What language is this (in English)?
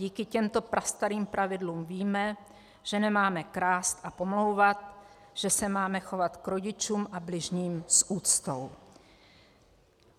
Czech